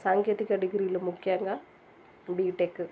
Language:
Telugu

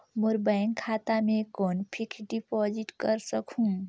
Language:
Chhattisgarhi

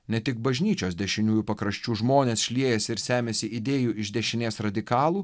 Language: Lithuanian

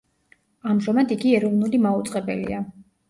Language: Georgian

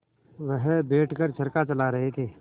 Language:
Hindi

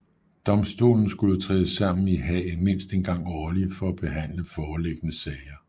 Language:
Danish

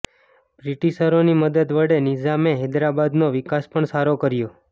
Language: Gujarati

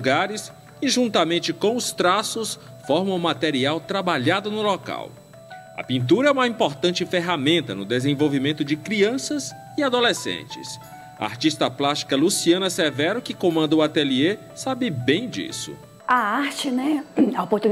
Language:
Portuguese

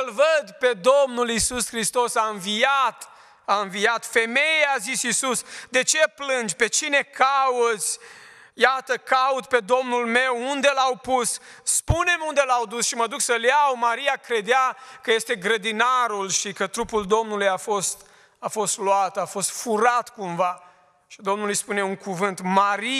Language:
Romanian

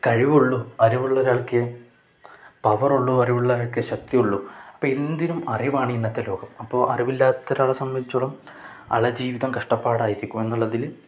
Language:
Malayalam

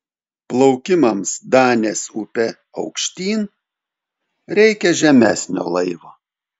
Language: Lithuanian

